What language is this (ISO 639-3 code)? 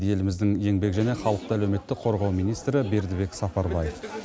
kaz